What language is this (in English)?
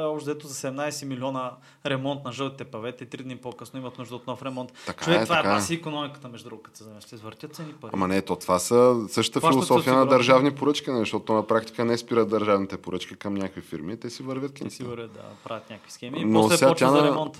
Bulgarian